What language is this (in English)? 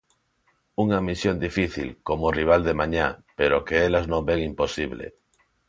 Galician